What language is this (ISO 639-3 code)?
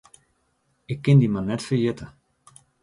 fry